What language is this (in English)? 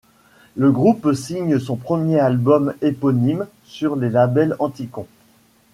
French